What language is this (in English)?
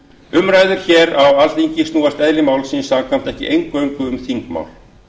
Icelandic